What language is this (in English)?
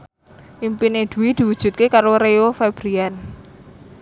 Javanese